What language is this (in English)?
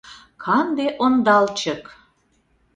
Mari